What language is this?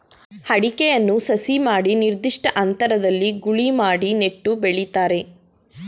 Kannada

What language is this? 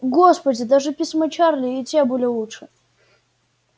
Russian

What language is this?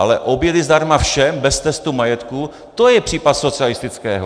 Czech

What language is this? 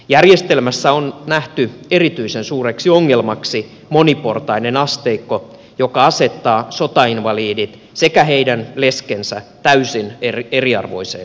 Finnish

